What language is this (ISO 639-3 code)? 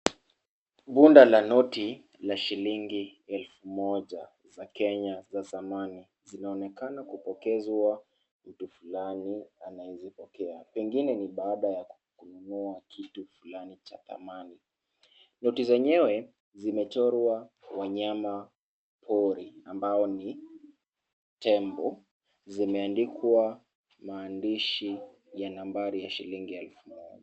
swa